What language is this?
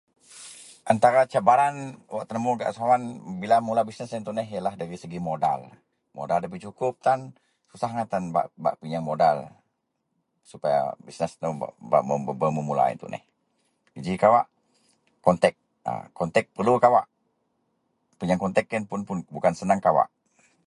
Central Melanau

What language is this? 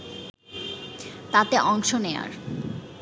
Bangla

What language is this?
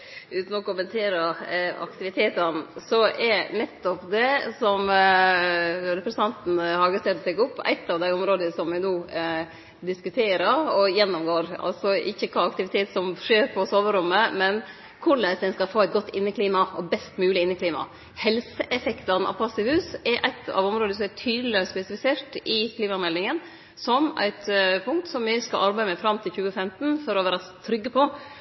Norwegian Nynorsk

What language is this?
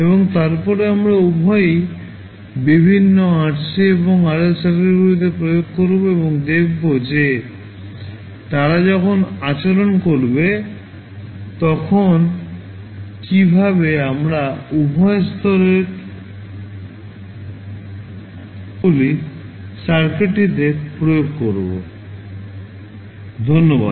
Bangla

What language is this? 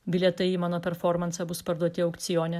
Lithuanian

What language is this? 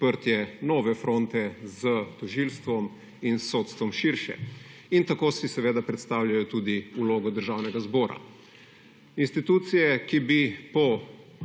Slovenian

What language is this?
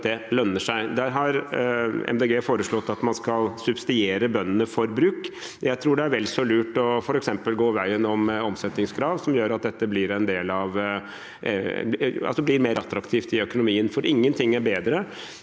Norwegian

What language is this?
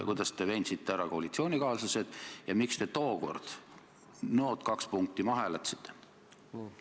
Estonian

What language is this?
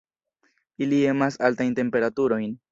Esperanto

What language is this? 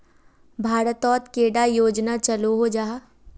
Magahi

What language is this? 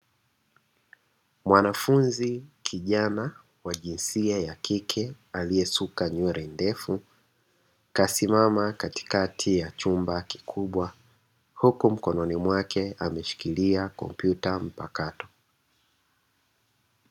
Swahili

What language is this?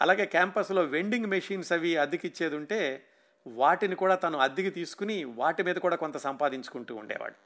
Telugu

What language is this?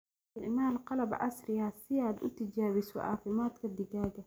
Somali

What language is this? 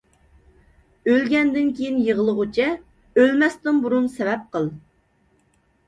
Uyghur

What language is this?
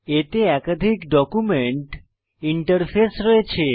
Bangla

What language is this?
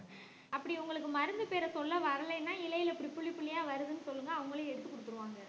Tamil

